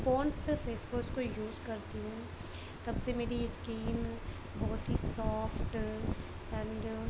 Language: Urdu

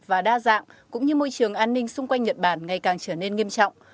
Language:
Vietnamese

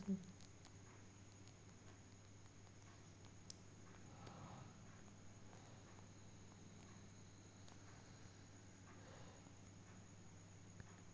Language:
Marathi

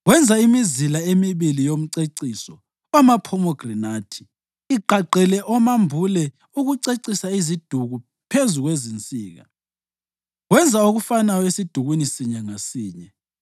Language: North Ndebele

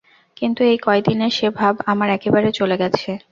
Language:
Bangla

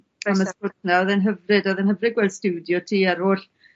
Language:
Welsh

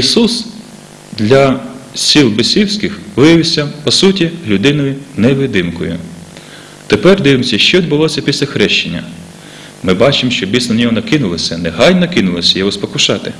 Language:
Ukrainian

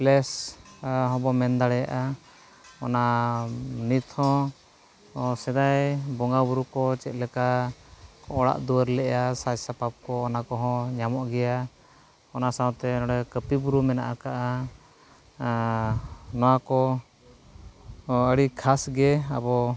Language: Santali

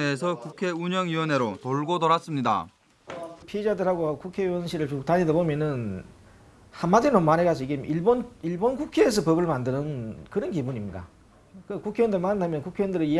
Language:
Korean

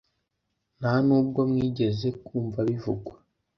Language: Kinyarwanda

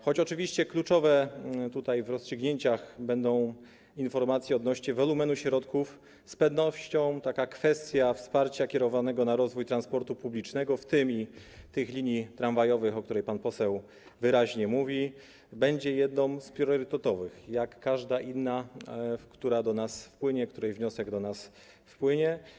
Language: Polish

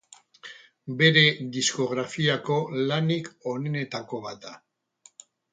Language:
Basque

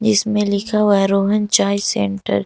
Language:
Hindi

